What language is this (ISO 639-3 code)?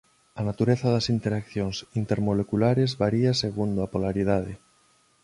glg